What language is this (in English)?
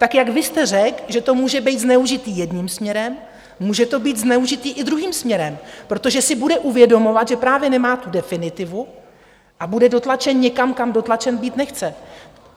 Czech